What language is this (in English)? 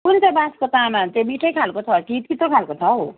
Nepali